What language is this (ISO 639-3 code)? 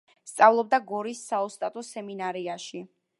kat